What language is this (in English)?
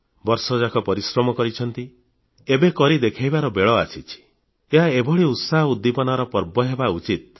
Odia